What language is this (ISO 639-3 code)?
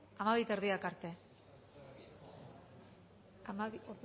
eus